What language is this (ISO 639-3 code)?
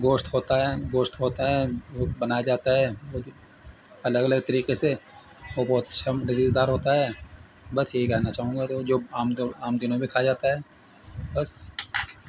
urd